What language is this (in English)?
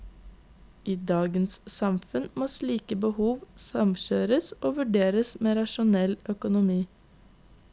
Norwegian